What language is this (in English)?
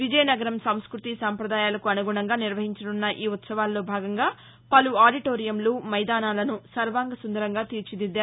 Telugu